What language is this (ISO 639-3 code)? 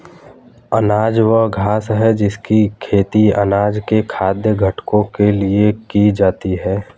hin